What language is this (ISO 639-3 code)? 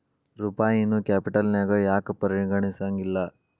kan